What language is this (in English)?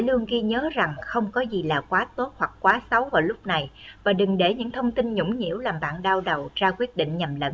Vietnamese